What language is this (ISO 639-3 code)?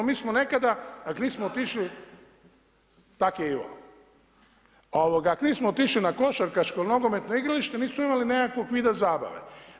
hrv